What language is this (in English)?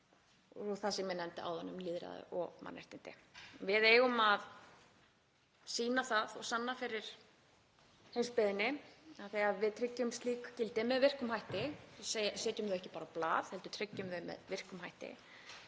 Icelandic